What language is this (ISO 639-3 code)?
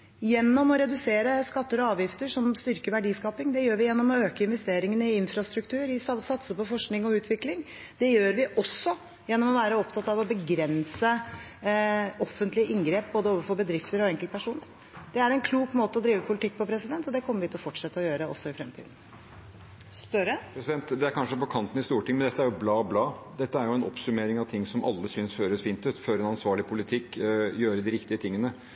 nor